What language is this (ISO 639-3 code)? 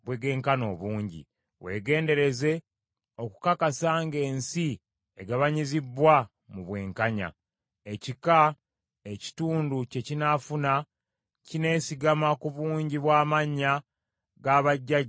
lug